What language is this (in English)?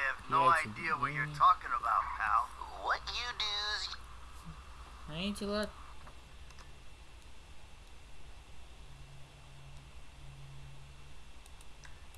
Russian